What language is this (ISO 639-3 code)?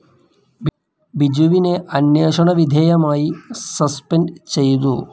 mal